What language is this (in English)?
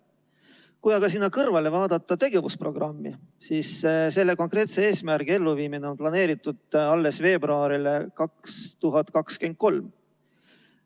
Estonian